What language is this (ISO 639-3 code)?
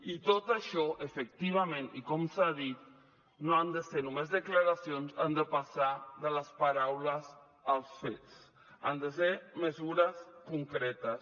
cat